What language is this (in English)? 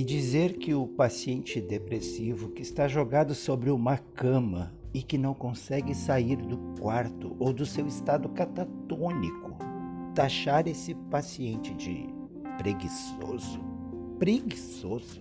Portuguese